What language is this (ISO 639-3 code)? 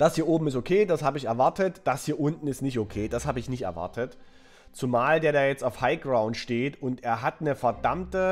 deu